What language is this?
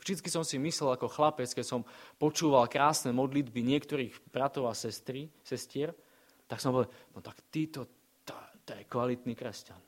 Slovak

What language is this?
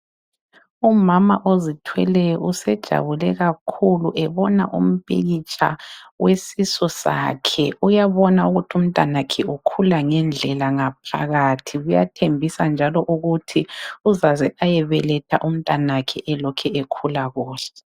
North Ndebele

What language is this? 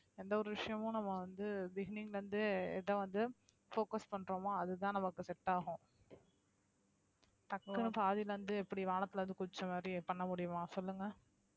Tamil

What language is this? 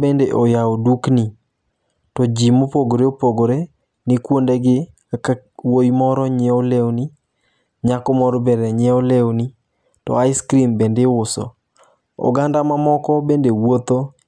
Luo (Kenya and Tanzania)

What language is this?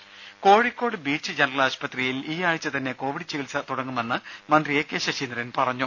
Malayalam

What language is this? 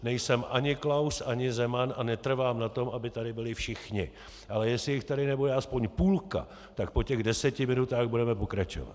Czech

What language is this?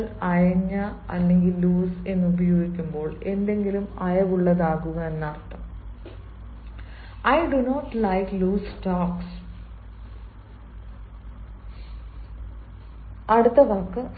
Malayalam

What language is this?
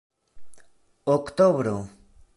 Esperanto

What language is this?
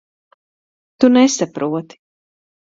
Latvian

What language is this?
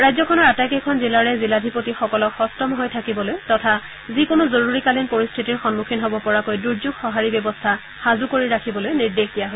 Assamese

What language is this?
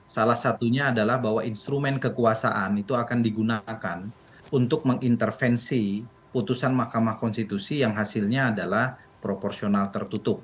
Indonesian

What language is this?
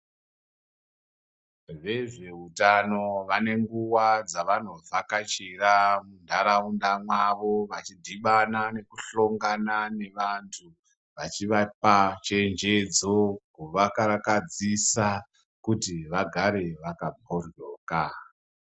Ndau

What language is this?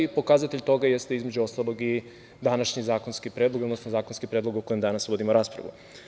Serbian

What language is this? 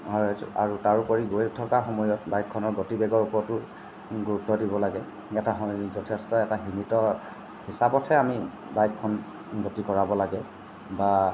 Assamese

